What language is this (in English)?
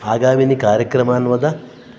Sanskrit